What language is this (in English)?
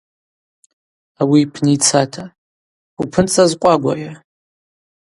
Abaza